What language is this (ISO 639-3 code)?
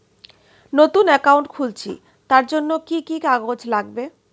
ben